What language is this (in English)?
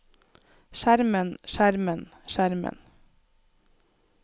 Norwegian